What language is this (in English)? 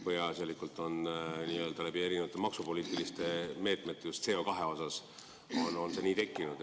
Estonian